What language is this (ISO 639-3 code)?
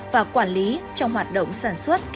vie